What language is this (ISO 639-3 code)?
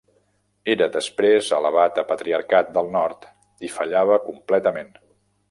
cat